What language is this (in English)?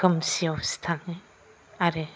Bodo